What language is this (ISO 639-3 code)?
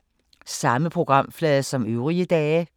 dan